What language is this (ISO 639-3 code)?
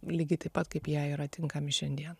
lit